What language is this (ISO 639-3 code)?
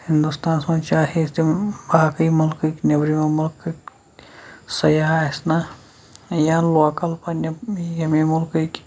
kas